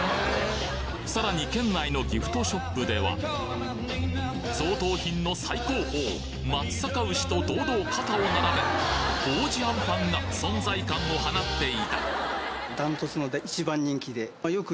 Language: Japanese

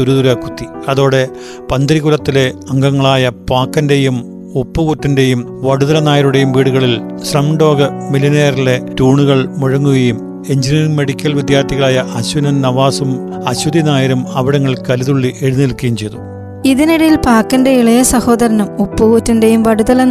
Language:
Malayalam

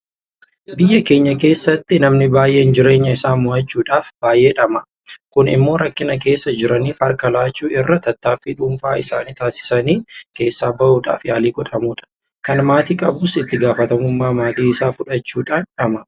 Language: Oromo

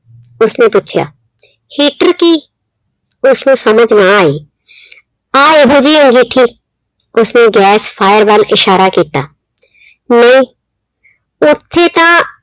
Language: Punjabi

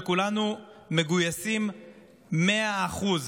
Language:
Hebrew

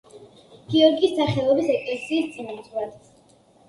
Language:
Georgian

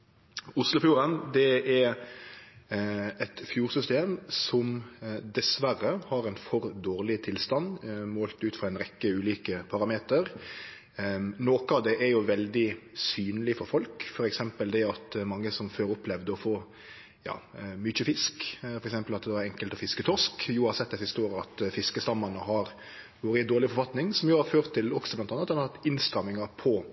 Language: Norwegian Nynorsk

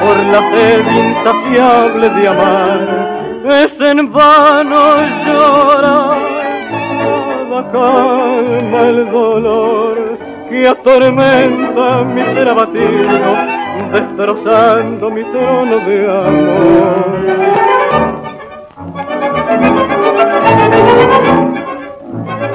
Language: Spanish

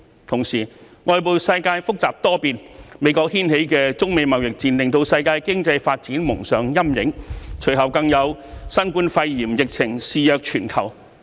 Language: Cantonese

